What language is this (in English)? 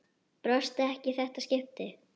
Icelandic